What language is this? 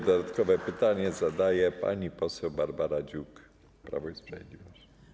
Polish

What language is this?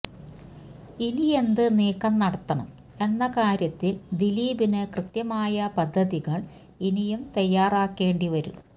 Malayalam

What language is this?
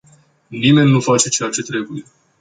Romanian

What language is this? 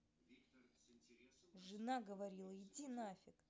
Russian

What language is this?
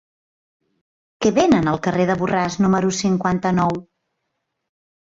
Catalan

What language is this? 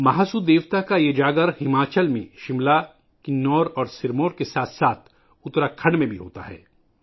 Urdu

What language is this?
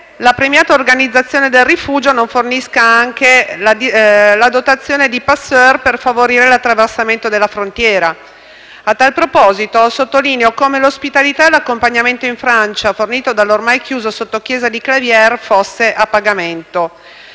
Italian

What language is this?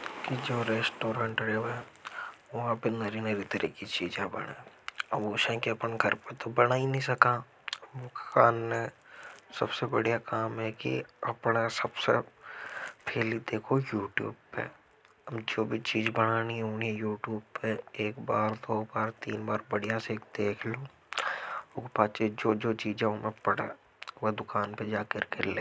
Hadothi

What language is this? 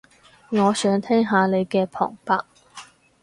Cantonese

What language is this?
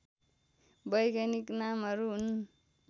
Nepali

